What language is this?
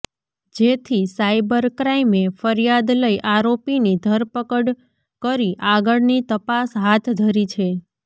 Gujarati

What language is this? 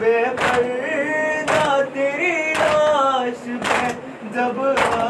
Arabic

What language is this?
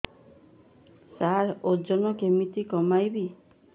Odia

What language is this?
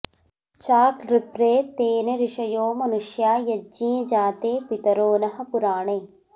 Sanskrit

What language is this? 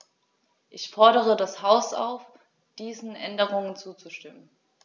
German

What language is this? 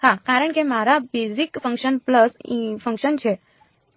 Gujarati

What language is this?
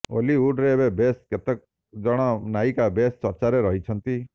Odia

